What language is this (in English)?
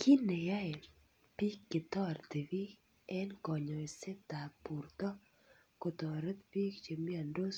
Kalenjin